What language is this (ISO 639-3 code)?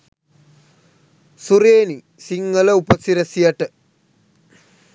sin